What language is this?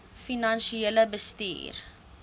Afrikaans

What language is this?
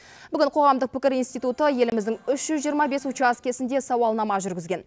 Kazakh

